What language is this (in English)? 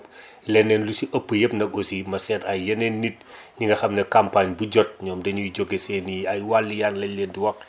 Wolof